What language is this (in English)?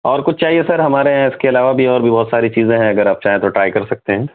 Urdu